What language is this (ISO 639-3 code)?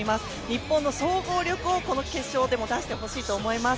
jpn